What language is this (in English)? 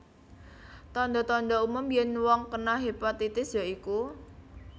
Javanese